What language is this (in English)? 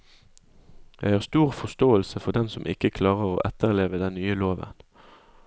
Norwegian